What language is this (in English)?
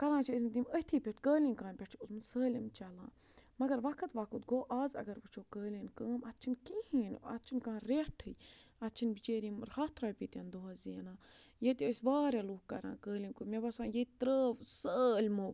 Kashmiri